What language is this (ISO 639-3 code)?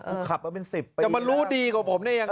tha